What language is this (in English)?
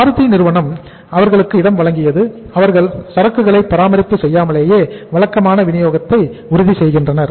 Tamil